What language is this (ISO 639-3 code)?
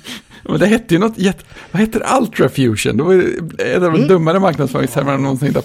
swe